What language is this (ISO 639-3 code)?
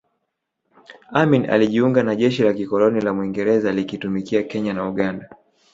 swa